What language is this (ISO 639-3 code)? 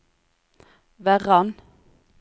nor